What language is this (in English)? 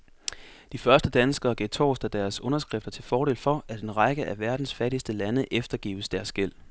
Danish